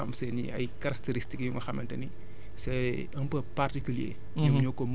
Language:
Wolof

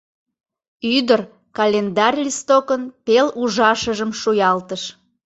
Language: Mari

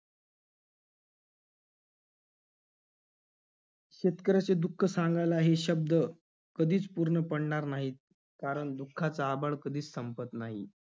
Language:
Marathi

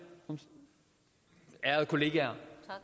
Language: Danish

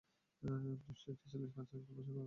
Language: Bangla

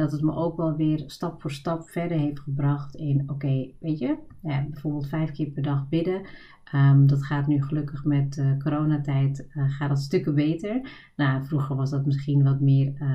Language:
Dutch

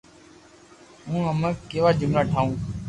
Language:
Loarki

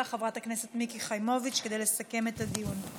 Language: Hebrew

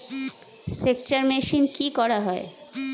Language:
Bangla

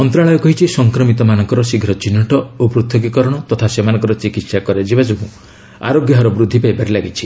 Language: Odia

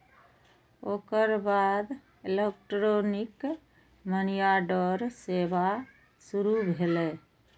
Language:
Maithili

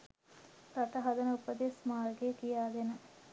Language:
Sinhala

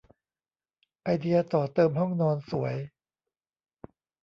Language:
Thai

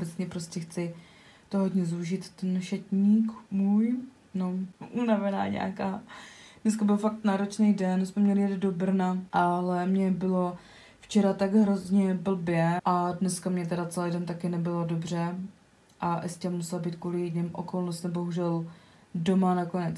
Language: Czech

